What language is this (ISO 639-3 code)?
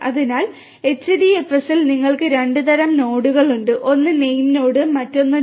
mal